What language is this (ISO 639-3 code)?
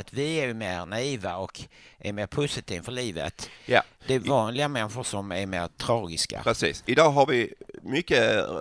swe